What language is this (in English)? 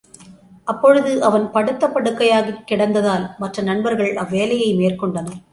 Tamil